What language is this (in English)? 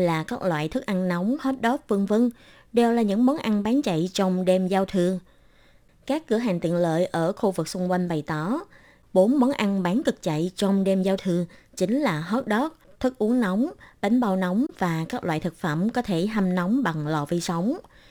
Vietnamese